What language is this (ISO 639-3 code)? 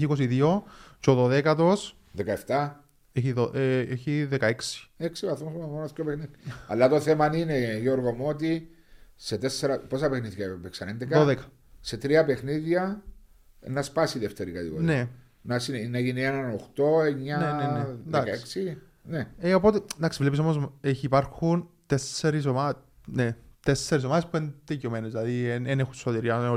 ell